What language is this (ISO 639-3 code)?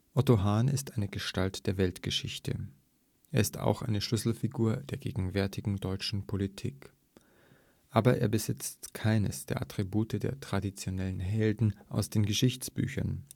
deu